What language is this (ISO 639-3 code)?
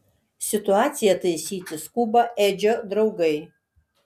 lit